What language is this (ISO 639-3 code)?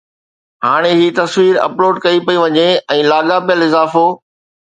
snd